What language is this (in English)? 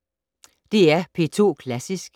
Danish